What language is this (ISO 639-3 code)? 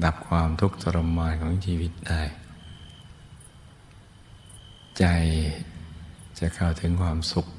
tha